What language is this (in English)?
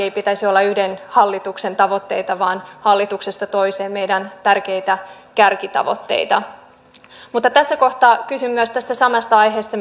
Finnish